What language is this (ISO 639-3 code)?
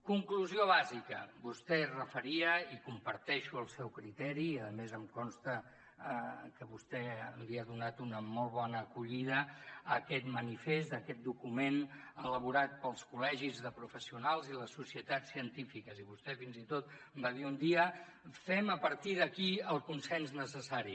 cat